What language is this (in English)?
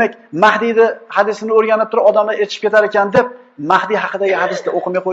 Uzbek